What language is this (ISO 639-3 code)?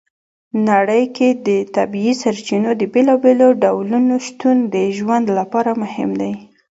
pus